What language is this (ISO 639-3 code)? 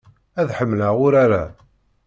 kab